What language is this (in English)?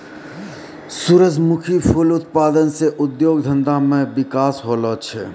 Maithili